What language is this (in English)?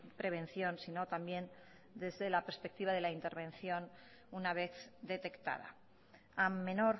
Spanish